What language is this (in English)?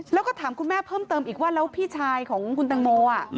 Thai